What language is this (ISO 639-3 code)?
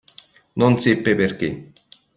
ita